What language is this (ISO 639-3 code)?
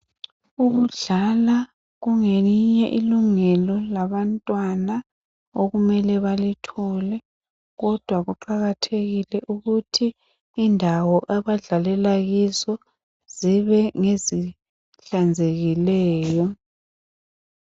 nde